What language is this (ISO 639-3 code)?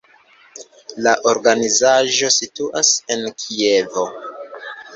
epo